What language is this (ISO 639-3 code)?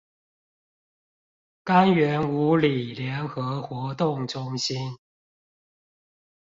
zho